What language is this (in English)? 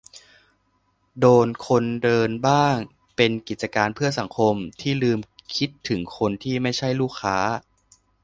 Thai